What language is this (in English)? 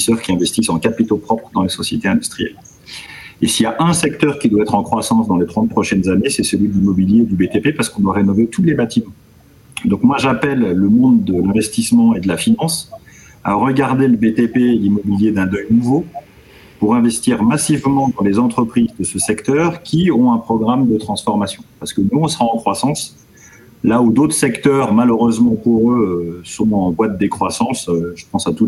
French